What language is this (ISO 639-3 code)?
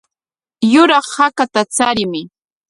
qwa